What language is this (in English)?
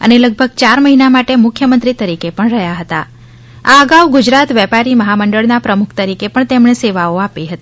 Gujarati